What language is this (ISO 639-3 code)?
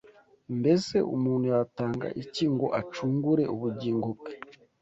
kin